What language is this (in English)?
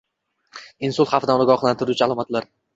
Uzbek